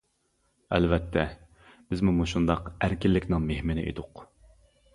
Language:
Uyghur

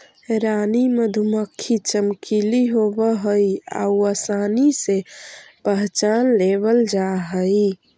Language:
Magahi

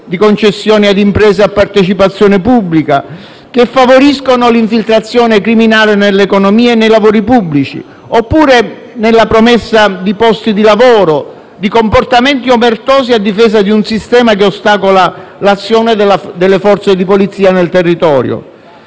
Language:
Italian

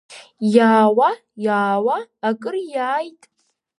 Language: Abkhazian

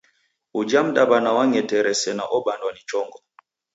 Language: Taita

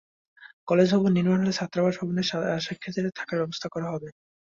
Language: Bangla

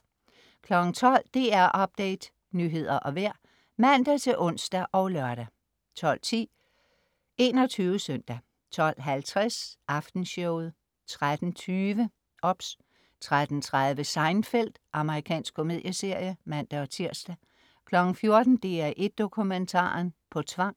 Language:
Danish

